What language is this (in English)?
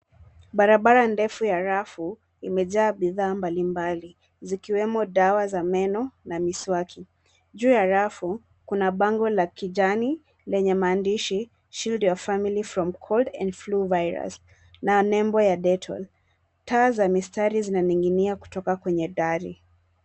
Swahili